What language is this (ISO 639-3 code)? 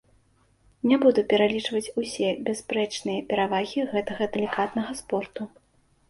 bel